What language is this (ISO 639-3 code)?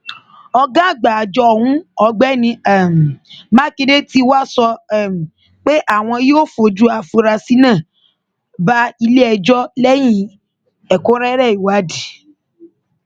yor